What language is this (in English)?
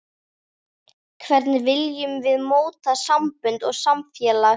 Icelandic